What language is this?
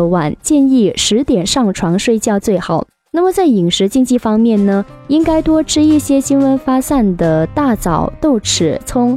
Chinese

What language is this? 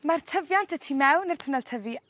Welsh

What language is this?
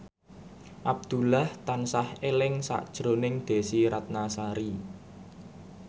Javanese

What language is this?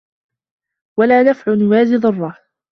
Arabic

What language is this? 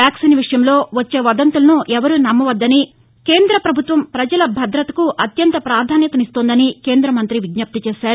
Telugu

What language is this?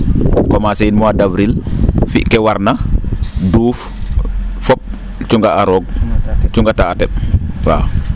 Serer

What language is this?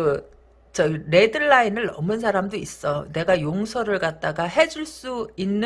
Korean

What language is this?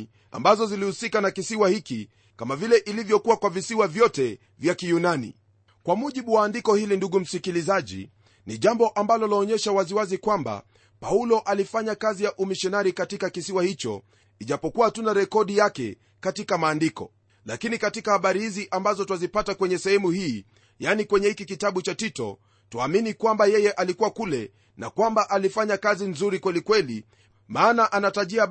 Swahili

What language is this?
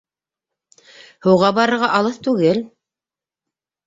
Bashkir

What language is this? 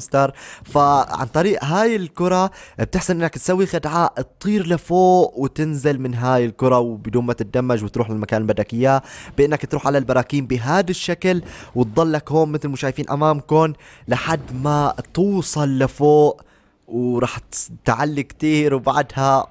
Arabic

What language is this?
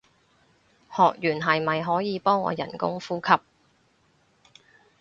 Cantonese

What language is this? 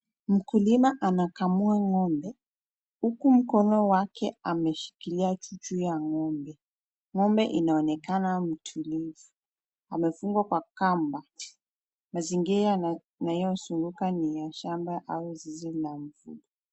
Swahili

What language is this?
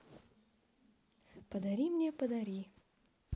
Russian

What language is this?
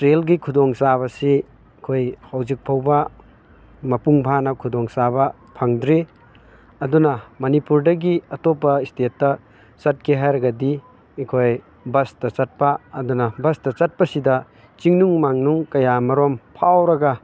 Manipuri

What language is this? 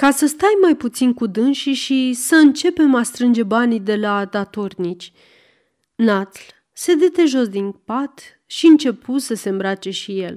Romanian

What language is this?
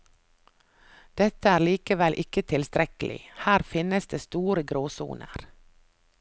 Norwegian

